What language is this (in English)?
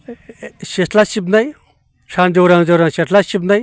Bodo